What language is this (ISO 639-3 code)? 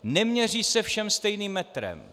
ces